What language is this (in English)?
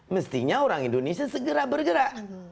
Indonesian